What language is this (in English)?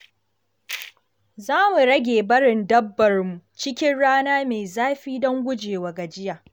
Hausa